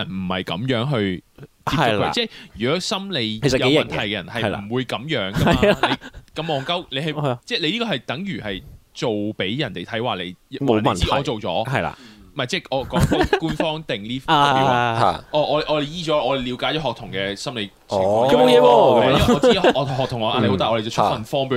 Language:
Chinese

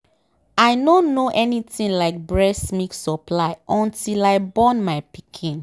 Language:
Nigerian Pidgin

